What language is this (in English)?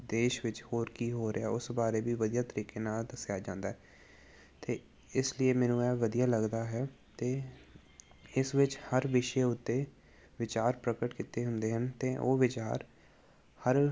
Punjabi